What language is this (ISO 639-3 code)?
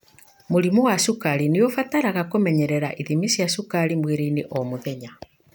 kik